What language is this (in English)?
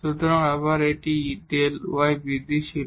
Bangla